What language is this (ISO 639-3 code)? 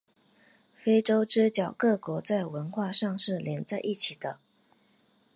zho